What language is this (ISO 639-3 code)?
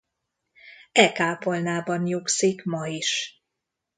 hun